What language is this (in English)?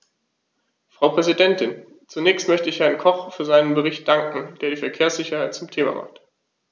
German